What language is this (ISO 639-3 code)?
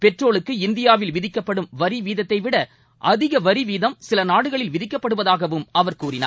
tam